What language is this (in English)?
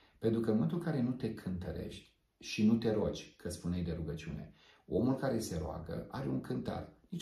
Romanian